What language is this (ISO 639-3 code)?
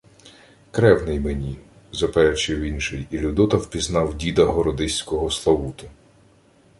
ukr